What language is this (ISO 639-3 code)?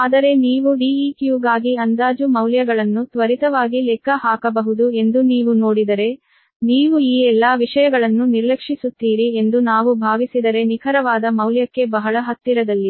kan